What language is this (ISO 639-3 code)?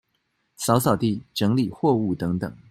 zho